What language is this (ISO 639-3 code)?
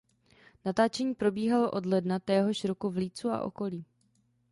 ces